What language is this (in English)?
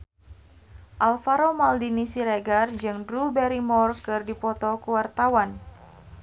Sundanese